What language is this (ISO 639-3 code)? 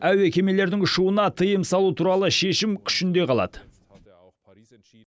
kaz